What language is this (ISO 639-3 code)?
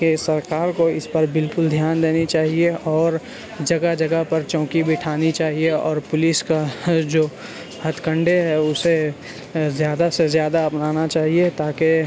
urd